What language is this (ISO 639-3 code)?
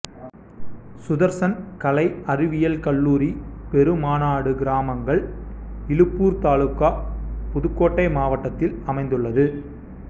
tam